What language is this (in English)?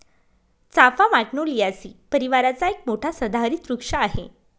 Marathi